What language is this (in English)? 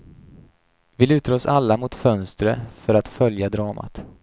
Swedish